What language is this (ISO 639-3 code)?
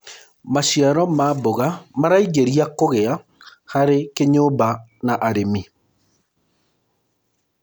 kik